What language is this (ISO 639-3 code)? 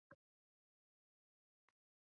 zho